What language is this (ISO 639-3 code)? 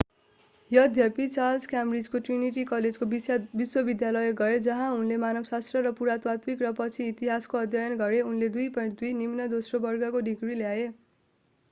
nep